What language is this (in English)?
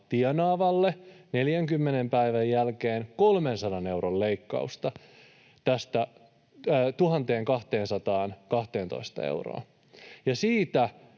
Finnish